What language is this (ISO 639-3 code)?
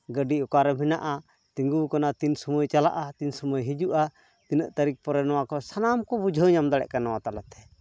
sat